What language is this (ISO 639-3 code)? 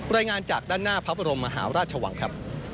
tha